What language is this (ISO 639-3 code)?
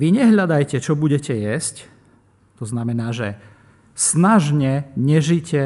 slk